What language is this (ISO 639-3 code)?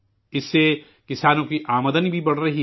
urd